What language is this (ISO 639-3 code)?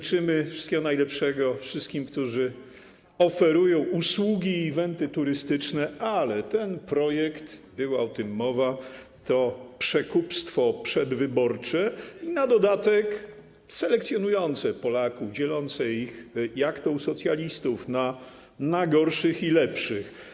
pol